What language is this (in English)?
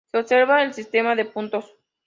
Spanish